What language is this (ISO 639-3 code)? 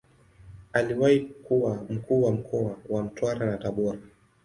swa